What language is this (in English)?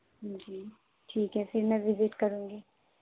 Urdu